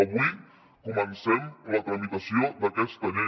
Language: Catalan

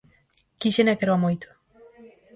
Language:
Galician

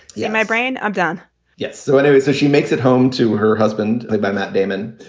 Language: English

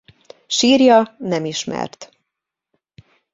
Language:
Hungarian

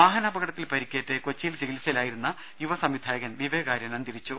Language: Malayalam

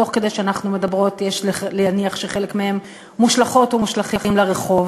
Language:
Hebrew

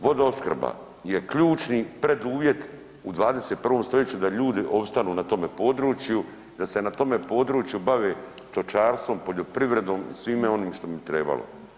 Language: Croatian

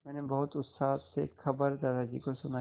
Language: Hindi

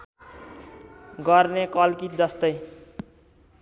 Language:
Nepali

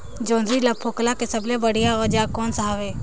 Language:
Chhattisgarhi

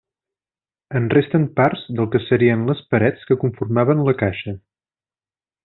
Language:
Catalan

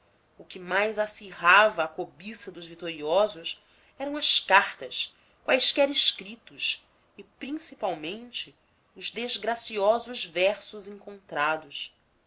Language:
Portuguese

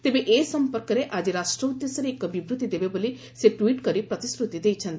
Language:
Odia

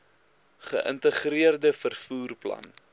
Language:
Afrikaans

